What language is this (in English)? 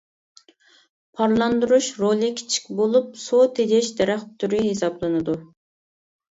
Uyghur